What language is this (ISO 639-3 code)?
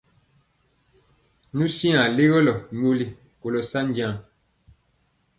mcx